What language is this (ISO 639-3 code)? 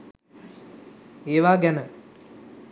sin